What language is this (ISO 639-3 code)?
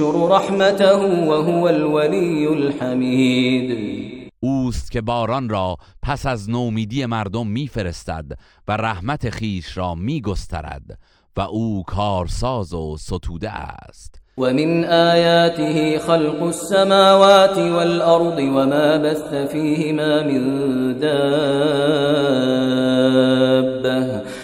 fas